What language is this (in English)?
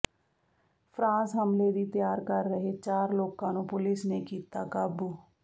Punjabi